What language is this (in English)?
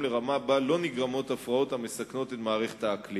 Hebrew